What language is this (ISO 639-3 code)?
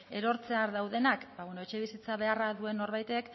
eus